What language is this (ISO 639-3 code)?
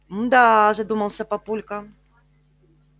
rus